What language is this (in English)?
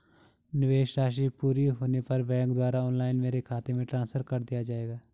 Hindi